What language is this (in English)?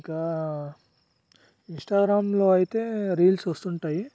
Telugu